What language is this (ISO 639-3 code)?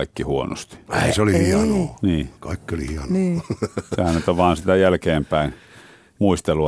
fin